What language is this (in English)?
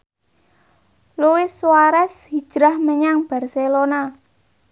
Javanese